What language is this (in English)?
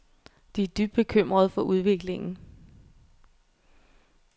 Danish